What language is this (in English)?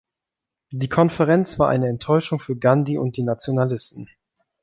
German